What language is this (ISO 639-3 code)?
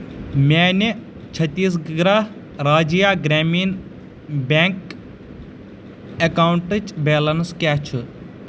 kas